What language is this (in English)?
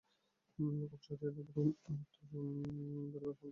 Bangla